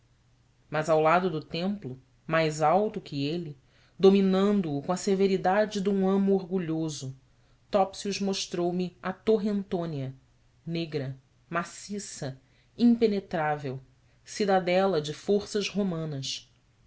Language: Portuguese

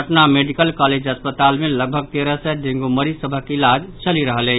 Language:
Maithili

